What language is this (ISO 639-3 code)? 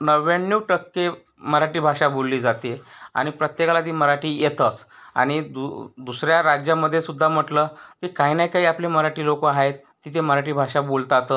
mar